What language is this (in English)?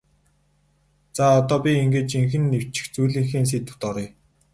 Mongolian